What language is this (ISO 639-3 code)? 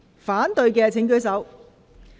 yue